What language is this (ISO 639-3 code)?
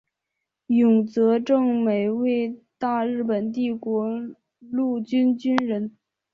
zho